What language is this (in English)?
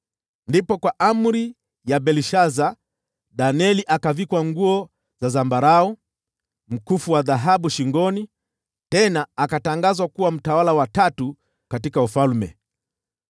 Swahili